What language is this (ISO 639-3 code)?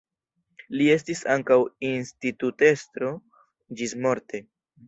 epo